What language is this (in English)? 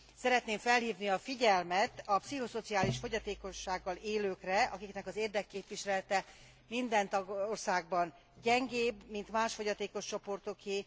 Hungarian